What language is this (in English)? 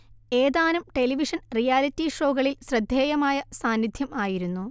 Malayalam